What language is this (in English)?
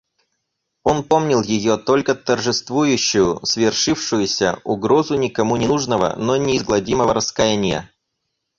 Russian